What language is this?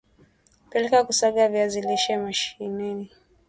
Swahili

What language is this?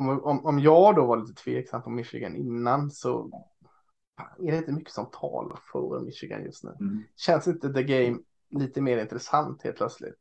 Swedish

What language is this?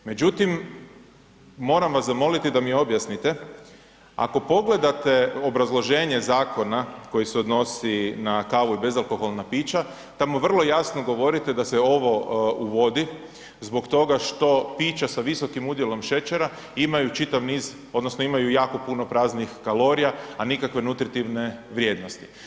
Croatian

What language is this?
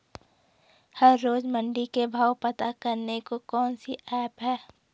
Hindi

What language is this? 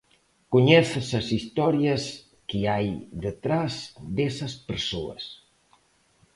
Galician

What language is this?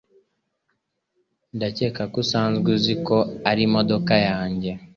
Kinyarwanda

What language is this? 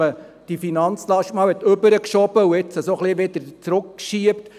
Swiss German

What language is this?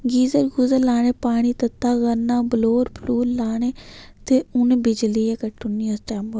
Dogri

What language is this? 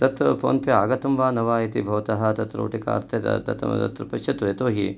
Sanskrit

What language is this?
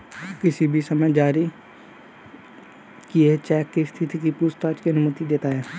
Hindi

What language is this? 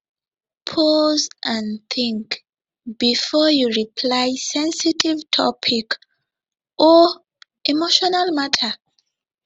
Nigerian Pidgin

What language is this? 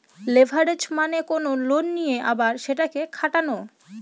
Bangla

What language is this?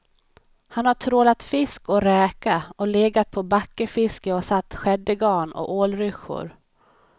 Swedish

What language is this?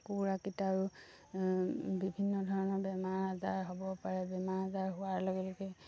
Assamese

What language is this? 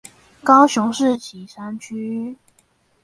Chinese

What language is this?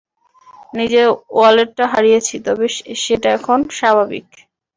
Bangla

